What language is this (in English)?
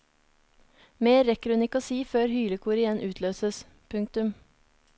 Norwegian